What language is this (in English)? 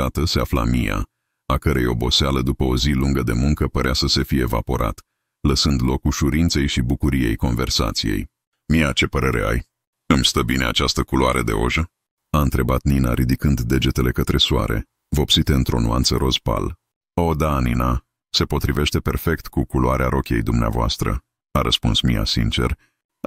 Romanian